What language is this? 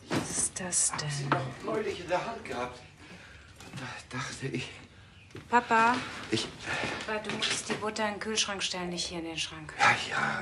German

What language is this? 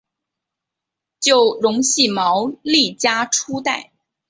Chinese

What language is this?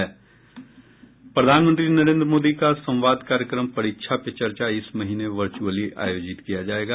Hindi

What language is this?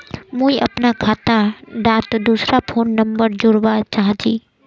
Magahi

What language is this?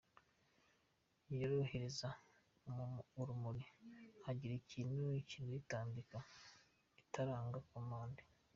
Kinyarwanda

